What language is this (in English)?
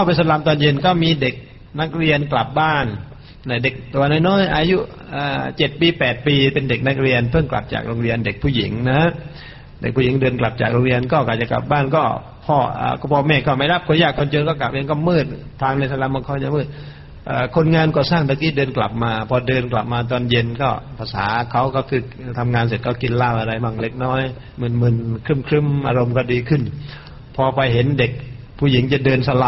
Thai